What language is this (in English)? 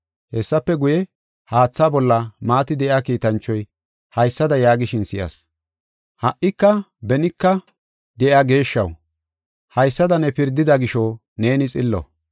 Gofa